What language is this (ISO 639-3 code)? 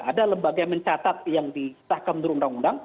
ind